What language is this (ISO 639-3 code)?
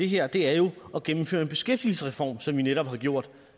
dan